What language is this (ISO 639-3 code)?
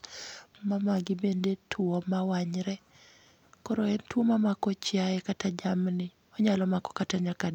luo